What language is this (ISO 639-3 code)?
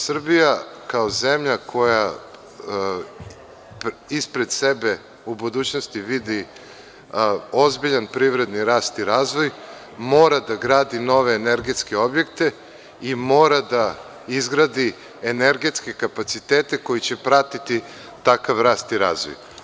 srp